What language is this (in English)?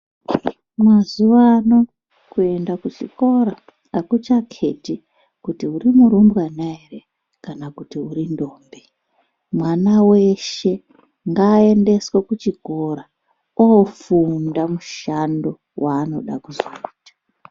Ndau